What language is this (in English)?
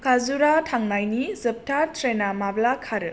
Bodo